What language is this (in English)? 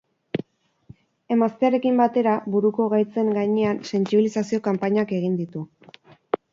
Basque